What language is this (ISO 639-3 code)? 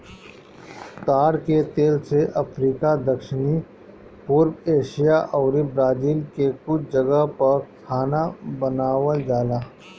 bho